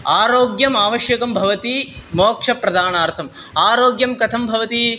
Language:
Sanskrit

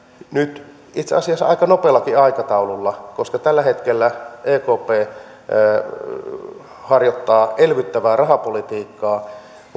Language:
Finnish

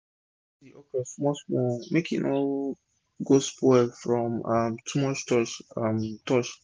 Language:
Nigerian Pidgin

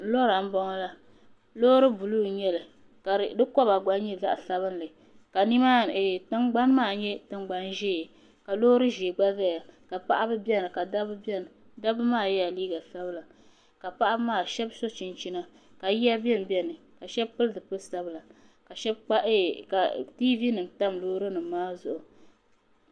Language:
Dagbani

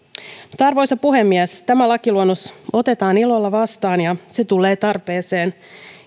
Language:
Finnish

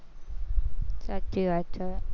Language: Gujarati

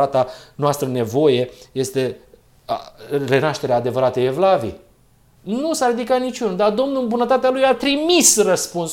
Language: Romanian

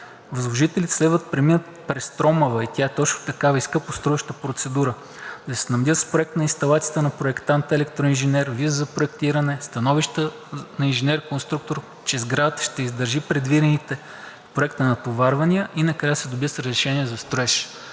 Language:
Bulgarian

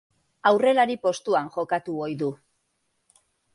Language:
Basque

